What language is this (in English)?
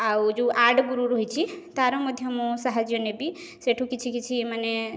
Odia